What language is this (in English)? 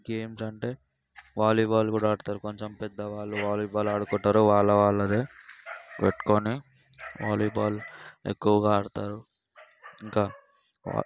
Telugu